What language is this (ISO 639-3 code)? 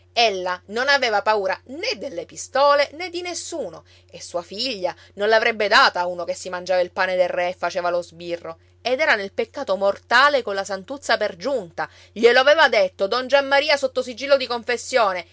ita